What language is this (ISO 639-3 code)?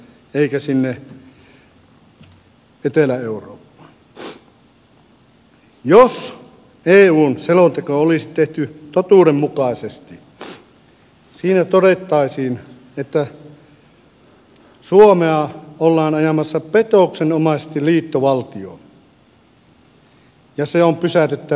fin